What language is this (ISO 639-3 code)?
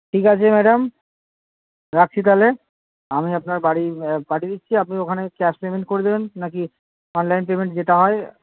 ben